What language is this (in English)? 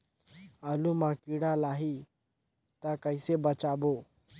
Chhattisgarhi